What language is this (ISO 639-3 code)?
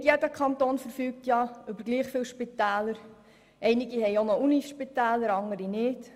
gsw